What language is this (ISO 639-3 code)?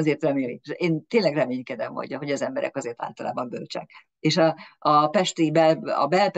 hun